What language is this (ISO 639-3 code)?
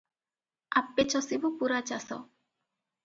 ori